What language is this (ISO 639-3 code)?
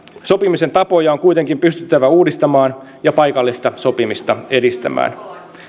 fin